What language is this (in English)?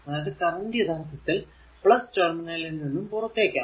Malayalam